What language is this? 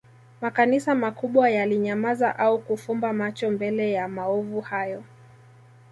Swahili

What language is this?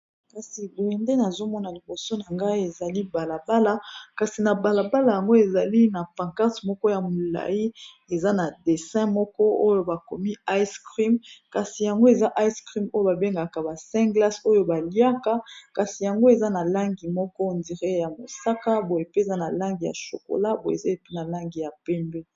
Lingala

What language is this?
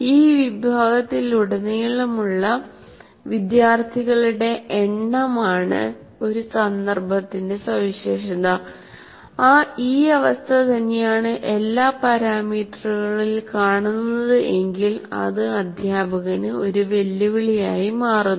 Malayalam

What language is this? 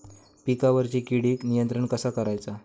Marathi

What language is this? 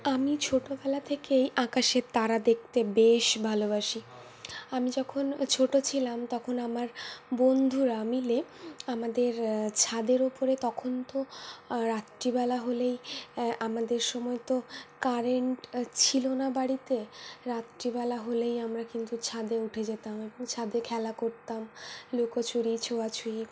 Bangla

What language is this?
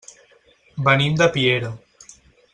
Catalan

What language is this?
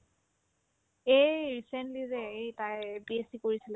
Assamese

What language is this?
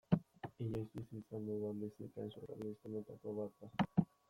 Basque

